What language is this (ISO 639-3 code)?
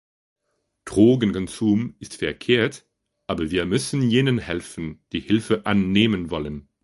deu